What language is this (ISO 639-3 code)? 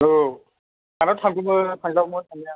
brx